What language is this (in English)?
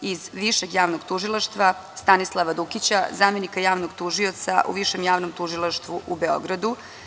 Serbian